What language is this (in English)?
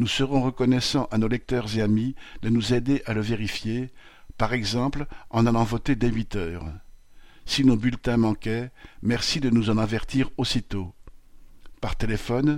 French